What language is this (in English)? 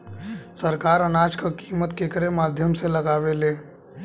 Bhojpuri